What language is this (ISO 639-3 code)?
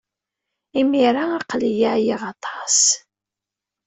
kab